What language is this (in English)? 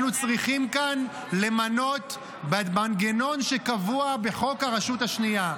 Hebrew